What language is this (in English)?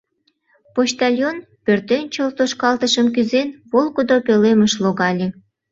Mari